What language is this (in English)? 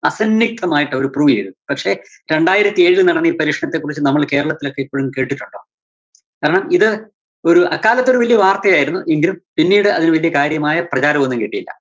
Malayalam